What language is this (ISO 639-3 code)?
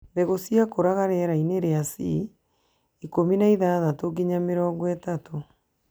kik